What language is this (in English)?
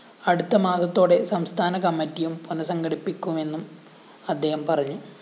Malayalam